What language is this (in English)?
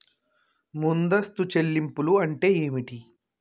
Telugu